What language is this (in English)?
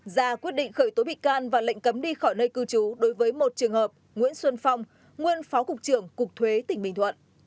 Vietnamese